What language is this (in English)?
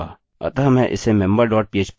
Hindi